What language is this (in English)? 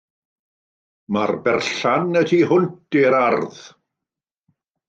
Welsh